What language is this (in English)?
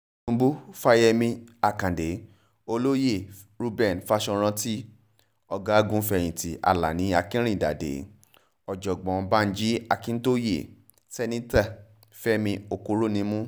Yoruba